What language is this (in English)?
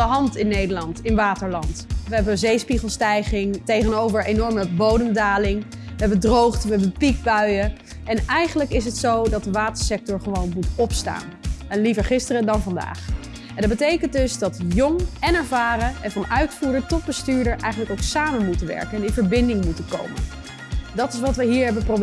Dutch